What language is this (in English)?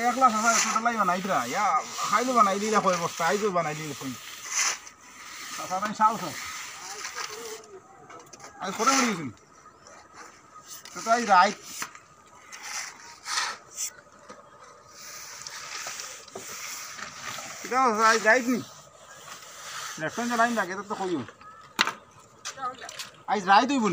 Bangla